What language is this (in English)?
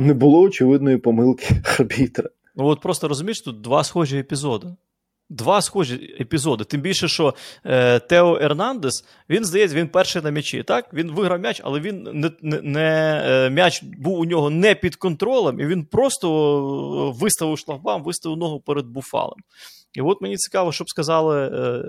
Ukrainian